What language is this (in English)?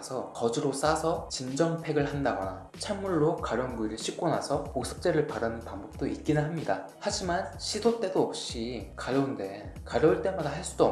Korean